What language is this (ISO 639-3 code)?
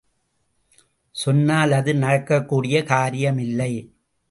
tam